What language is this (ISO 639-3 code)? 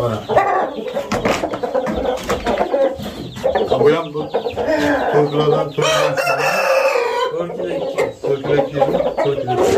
tur